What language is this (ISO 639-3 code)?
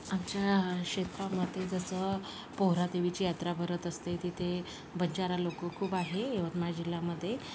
mar